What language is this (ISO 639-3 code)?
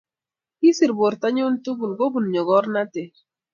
kln